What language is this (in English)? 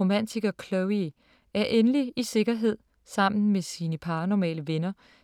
Danish